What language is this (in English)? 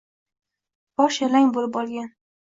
Uzbek